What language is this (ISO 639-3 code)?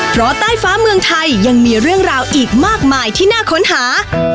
tha